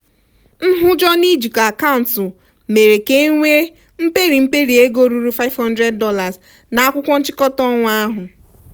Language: Igbo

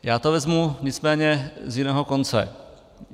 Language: Czech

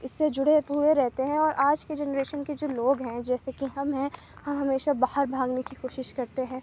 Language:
Urdu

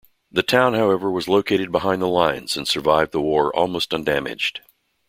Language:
English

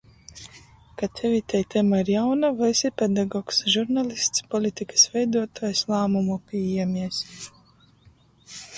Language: Latgalian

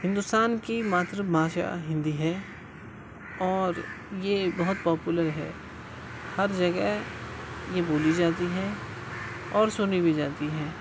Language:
Urdu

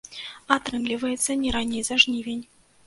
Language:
Belarusian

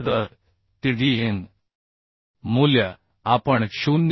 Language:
Marathi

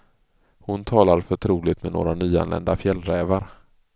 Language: Swedish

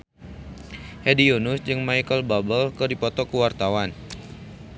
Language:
Sundanese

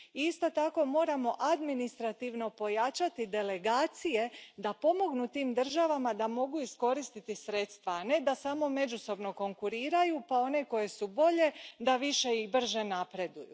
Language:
Croatian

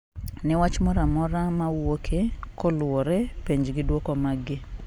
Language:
Luo (Kenya and Tanzania)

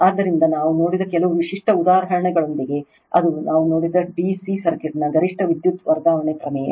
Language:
Kannada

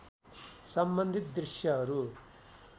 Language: Nepali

